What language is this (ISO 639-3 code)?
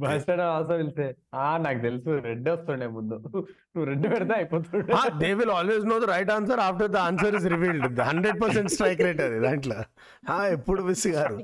tel